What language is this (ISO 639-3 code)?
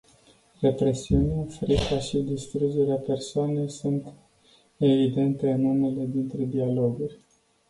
ron